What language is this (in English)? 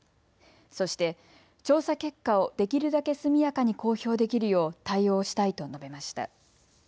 Japanese